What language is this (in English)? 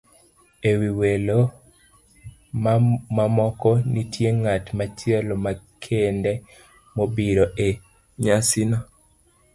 Luo (Kenya and Tanzania)